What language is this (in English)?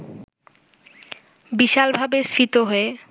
Bangla